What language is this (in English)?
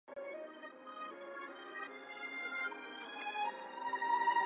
Chinese